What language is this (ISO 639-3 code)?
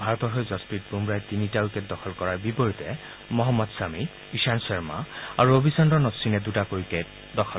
asm